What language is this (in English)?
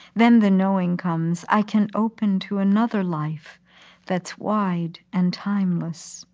English